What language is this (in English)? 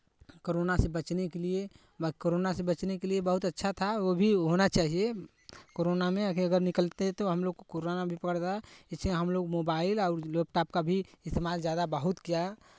Hindi